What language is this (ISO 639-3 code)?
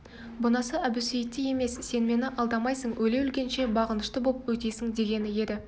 kaz